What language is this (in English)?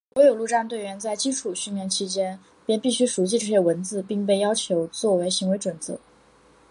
Chinese